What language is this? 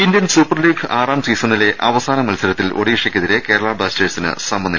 Malayalam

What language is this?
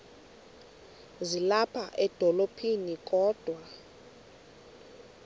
Xhosa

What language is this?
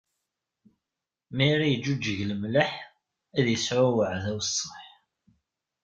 Kabyle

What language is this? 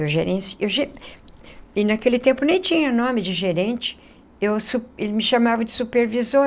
Portuguese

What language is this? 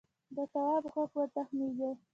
Pashto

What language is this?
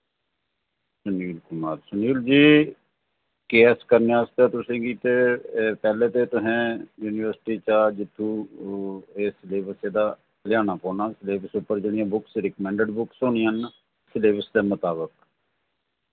Dogri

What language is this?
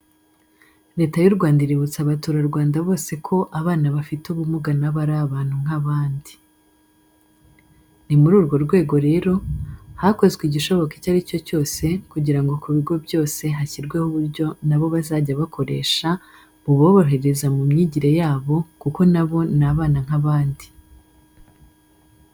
Kinyarwanda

